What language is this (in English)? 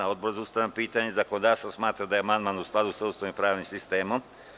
Serbian